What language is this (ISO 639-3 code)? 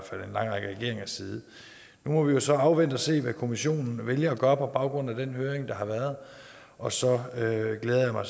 dan